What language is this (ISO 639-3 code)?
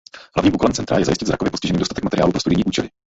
ces